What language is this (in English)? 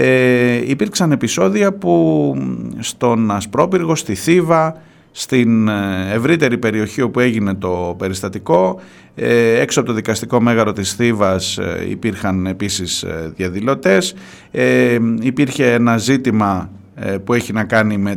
Greek